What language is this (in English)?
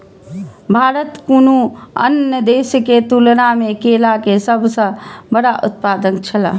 Maithili